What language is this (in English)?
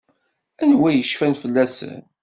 Kabyle